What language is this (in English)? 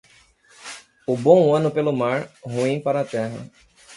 Portuguese